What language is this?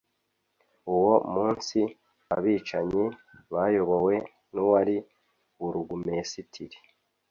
Kinyarwanda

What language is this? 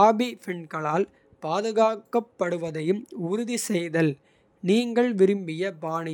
Kota (India)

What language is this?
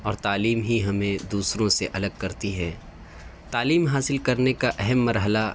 Urdu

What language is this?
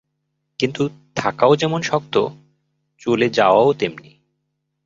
Bangla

